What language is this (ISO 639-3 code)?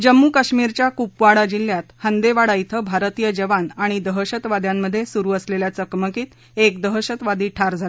mar